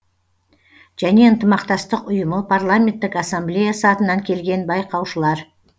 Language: Kazakh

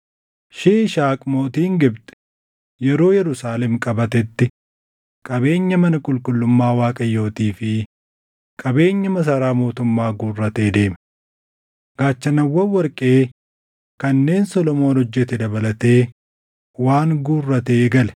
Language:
Oromo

